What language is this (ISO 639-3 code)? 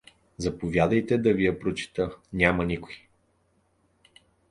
bul